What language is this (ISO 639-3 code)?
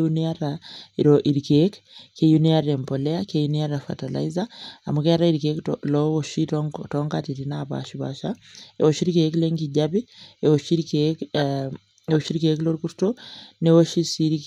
mas